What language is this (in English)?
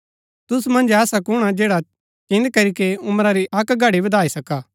Gaddi